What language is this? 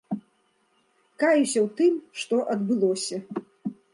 Belarusian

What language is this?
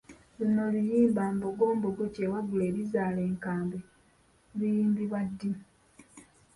Ganda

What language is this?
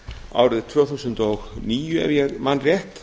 Icelandic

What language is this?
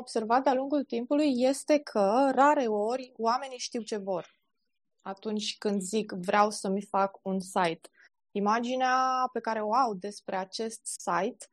Romanian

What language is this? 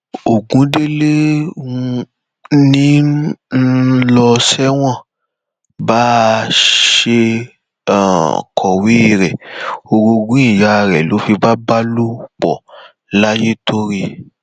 Yoruba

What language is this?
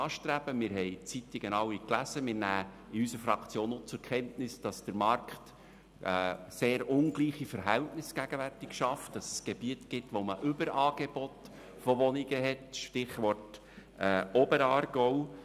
Swiss German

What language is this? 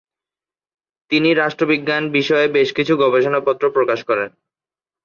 Bangla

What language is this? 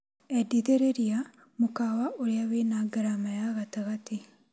Kikuyu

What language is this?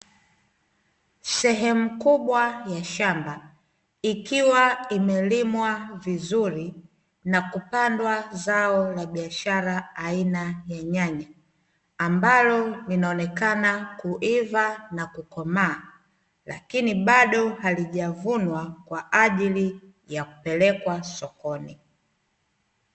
Swahili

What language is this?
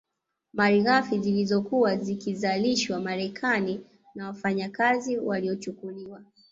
Swahili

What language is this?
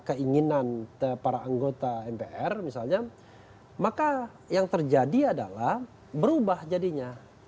Indonesian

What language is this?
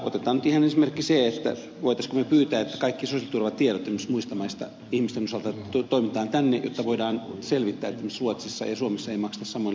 Finnish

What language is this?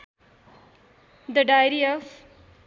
Nepali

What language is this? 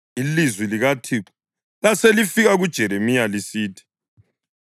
North Ndebele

